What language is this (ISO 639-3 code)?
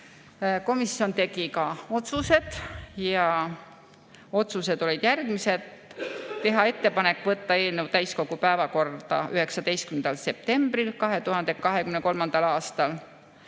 est